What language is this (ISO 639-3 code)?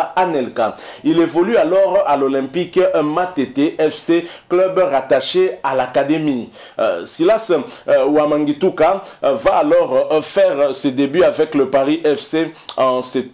fra